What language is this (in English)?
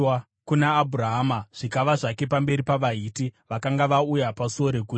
Shona